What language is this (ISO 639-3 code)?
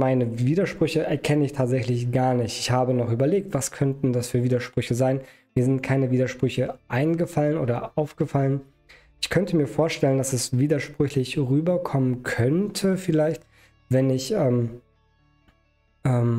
deu